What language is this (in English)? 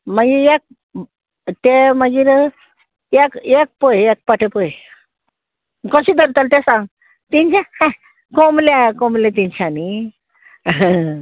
Konkani